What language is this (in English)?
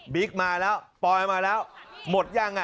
Thai